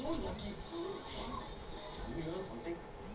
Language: Bhojpuri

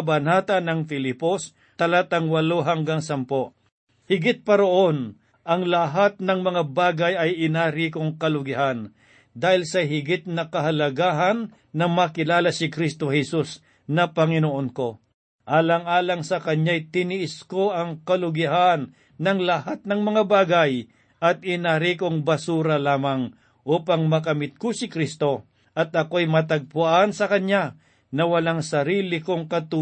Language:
Filipino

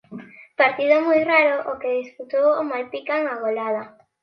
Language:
Galician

